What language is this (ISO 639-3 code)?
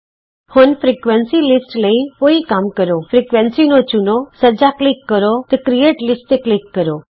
pan